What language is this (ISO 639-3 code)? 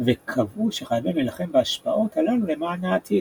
heb